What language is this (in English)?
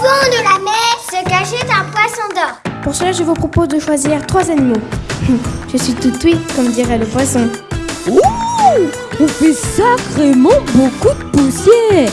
French